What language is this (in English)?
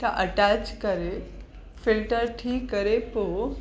Sindhi